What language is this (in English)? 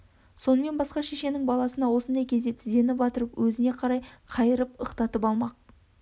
Kazakh